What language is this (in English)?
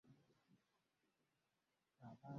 Swahili